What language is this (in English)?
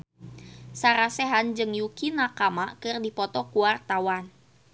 Sundanese